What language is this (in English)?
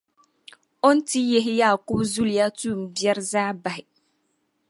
Dagbani